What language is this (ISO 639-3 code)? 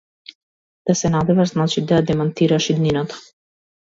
mkd